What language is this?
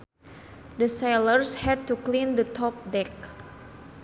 Sundanese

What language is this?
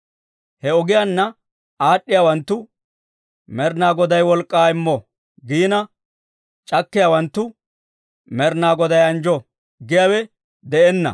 Dawro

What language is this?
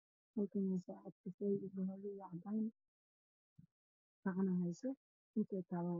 Somali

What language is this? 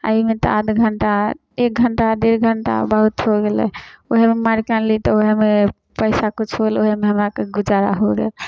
Maithili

